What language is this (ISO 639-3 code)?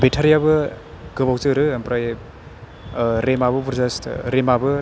brx